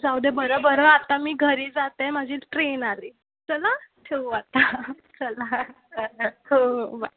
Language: Marathi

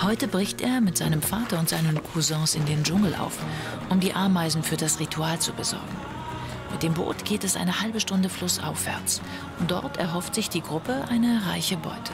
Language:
German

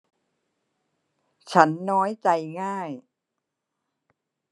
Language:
Thai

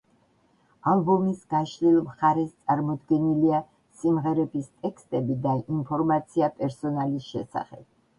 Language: Georgian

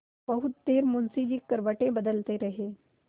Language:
Hindi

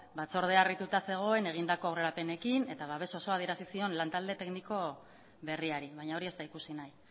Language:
Basque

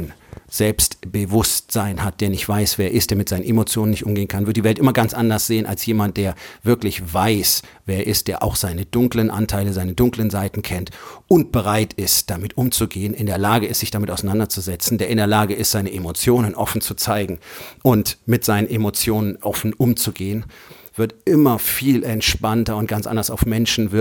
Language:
German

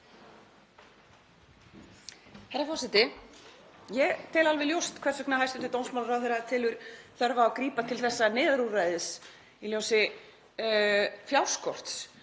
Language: Icelandic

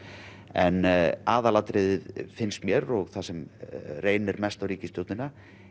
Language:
Icelandic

